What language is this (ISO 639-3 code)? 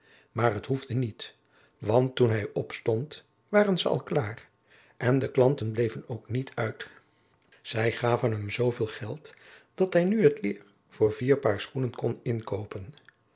nld